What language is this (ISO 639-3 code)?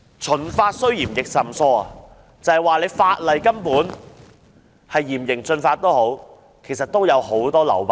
yue